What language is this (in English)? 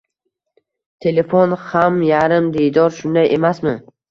Uzbek